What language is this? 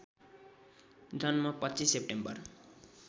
Nepali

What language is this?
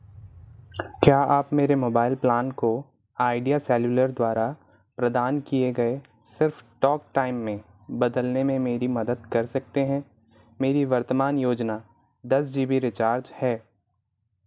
Hindi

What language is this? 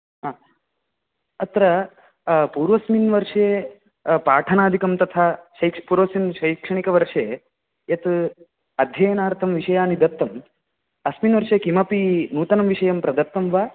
Sanskrit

